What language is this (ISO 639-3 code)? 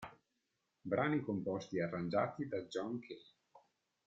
ita